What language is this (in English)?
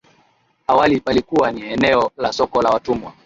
Swahili